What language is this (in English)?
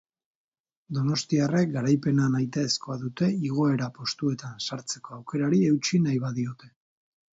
Basque